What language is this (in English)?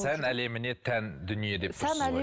Kazakh